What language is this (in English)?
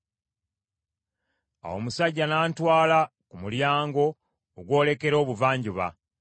Ganda